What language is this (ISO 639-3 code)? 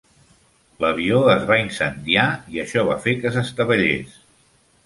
cat